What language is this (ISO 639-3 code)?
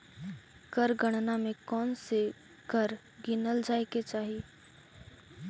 mag